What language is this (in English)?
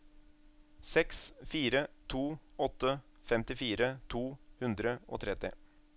Norwegian